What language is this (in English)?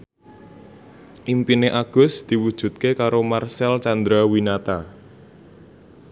Javanese